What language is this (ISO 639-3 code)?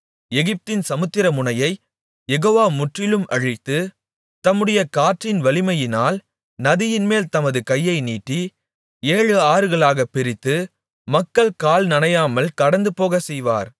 tam